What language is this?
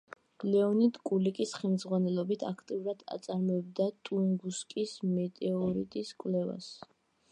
Georgian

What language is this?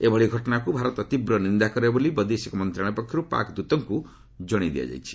Odia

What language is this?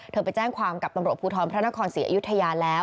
Thai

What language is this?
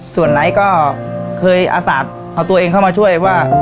Thai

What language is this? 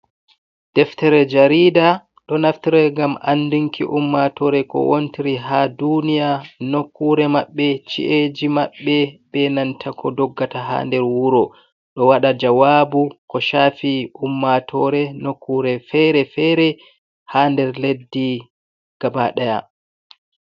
Fula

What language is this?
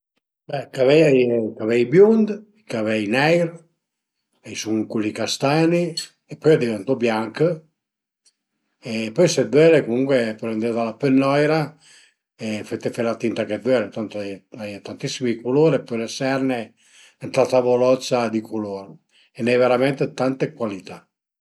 Piedmontese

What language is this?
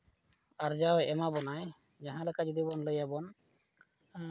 Santali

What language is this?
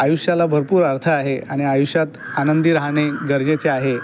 Marathi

